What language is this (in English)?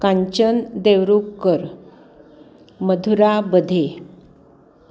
Marathi